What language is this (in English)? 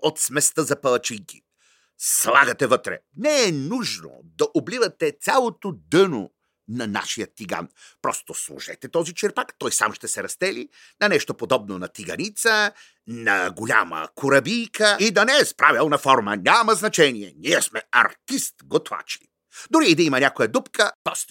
Bulgarian